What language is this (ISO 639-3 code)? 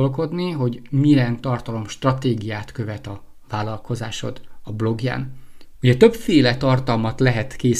hun